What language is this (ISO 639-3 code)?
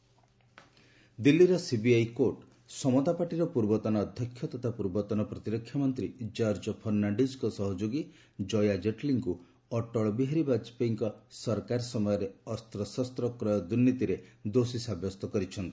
ori